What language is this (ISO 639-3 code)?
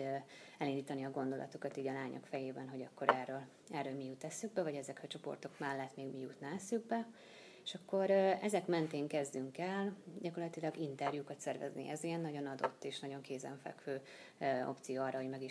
hun